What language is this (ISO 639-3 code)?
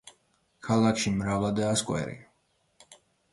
kat